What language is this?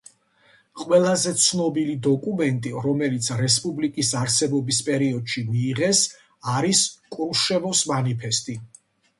Georgian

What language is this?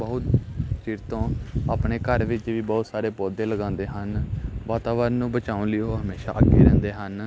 Punjabi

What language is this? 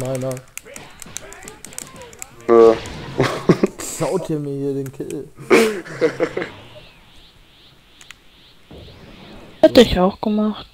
German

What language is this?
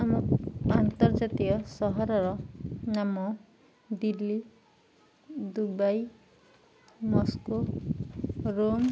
Odia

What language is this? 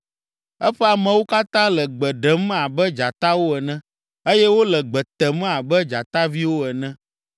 Ewe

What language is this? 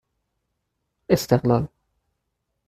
Persian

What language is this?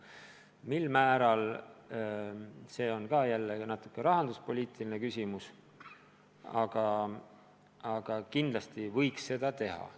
Estonian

